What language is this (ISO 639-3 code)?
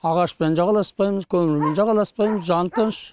kaz